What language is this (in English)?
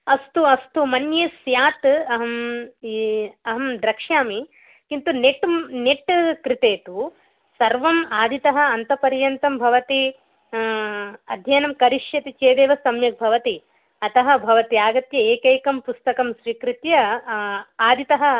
Sanskrit